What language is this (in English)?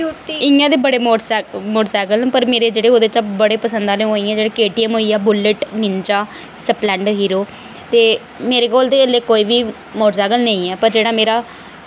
Dogri